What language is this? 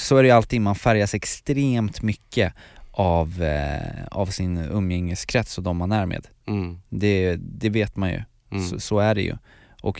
Swedish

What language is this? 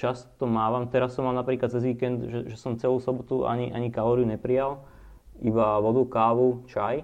Slovak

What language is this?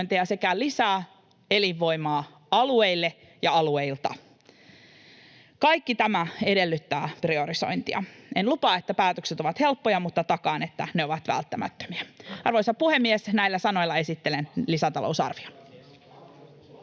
Finnish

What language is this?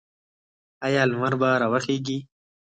Pashto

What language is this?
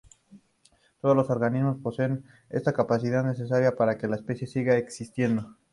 Spanish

